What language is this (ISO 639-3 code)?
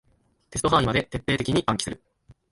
jpn